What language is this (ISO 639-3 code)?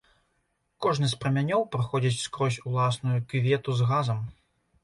bel